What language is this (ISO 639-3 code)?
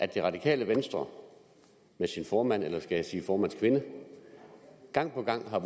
dan